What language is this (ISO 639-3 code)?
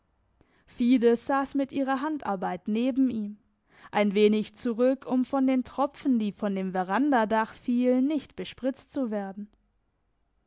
deu